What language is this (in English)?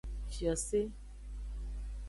Aja (Benin)